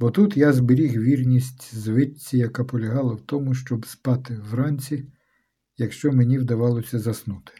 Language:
Ukrainian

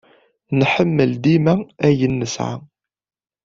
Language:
Kabyle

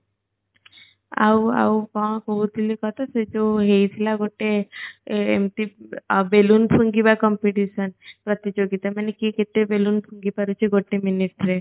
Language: Odia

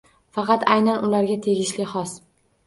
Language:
Uzbek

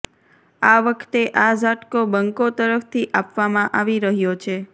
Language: Gujarati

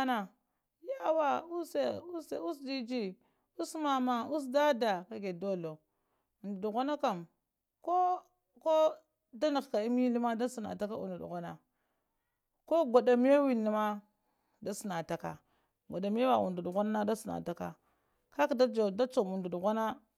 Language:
Lamang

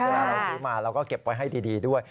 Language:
Thai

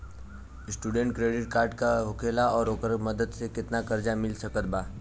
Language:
Bhojpuri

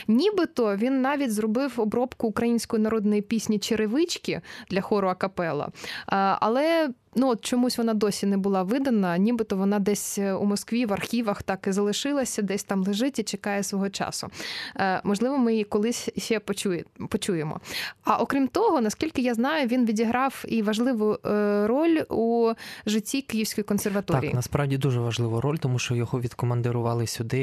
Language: Ukrainian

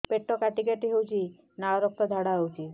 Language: Odia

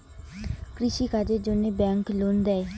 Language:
Bangla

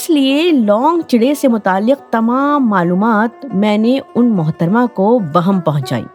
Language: Urdu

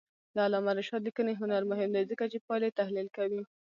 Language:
Pashto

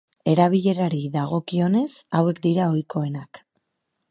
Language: Basque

